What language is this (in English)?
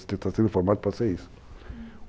Portuguese